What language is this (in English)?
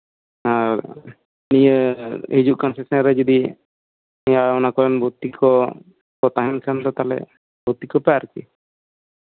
Santali